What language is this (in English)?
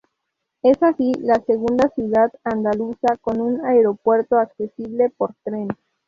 Spanish